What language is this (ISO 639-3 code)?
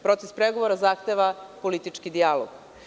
srp